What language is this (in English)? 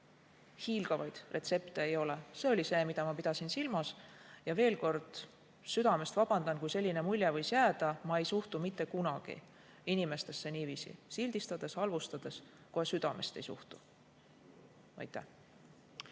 Estonian